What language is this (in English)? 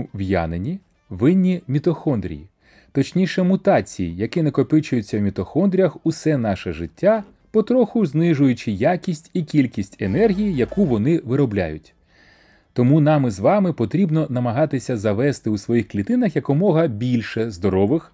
Ukrainian